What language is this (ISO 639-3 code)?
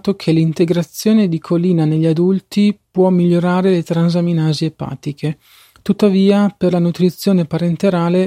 ita